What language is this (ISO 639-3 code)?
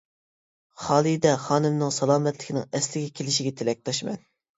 uig